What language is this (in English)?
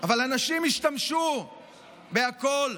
Hebrew